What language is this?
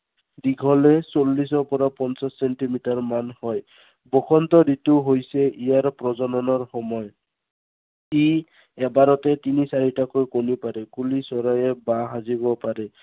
Assamese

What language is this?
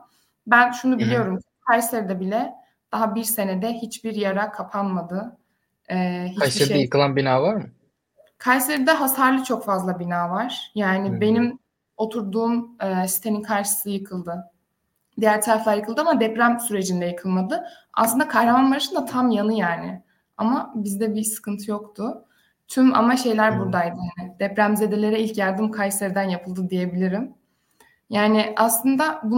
Turkish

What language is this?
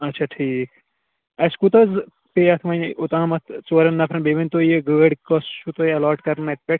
Kashmiri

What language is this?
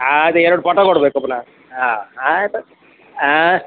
Kannada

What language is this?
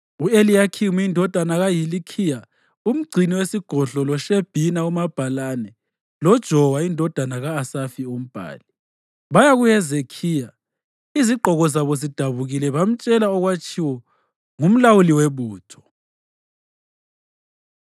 North Ndebele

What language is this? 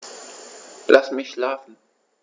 German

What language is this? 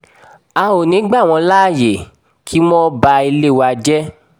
Yoruba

